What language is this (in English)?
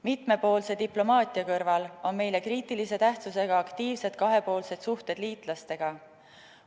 Estonian